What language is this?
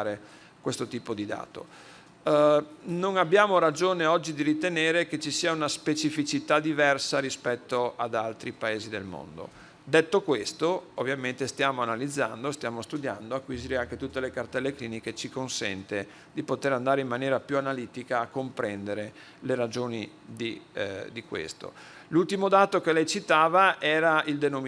Italian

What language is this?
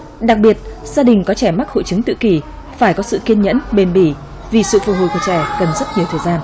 Vietnamese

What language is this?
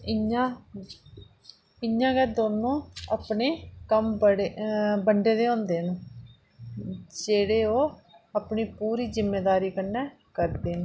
Dogri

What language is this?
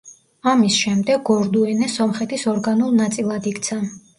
Georgian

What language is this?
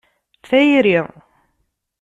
Kabyle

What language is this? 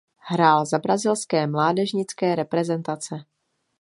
Czech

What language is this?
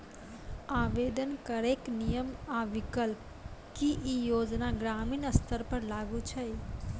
Maithili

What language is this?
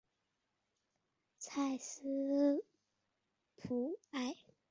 Chinese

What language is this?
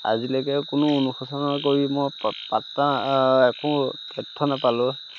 Assamese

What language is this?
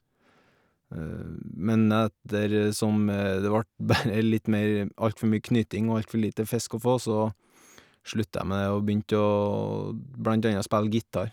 Norwegian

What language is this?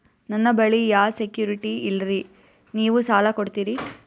Kannada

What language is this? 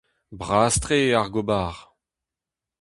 Breton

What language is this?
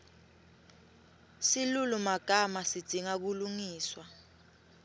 Swati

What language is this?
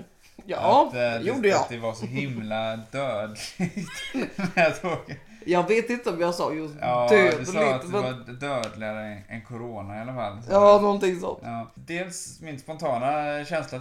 Swedish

